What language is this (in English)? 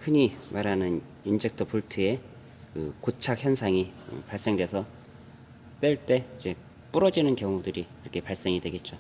Korean